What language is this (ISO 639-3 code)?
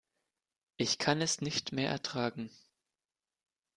deu